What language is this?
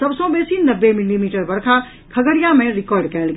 Maithili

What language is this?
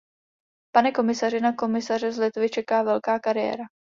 Czech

